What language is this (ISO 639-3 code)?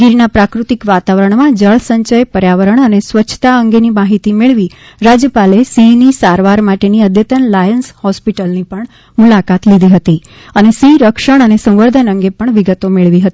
guj